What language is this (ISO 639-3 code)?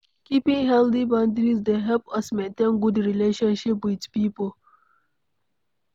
pcm